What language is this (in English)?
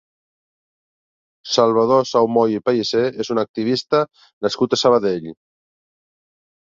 Catalan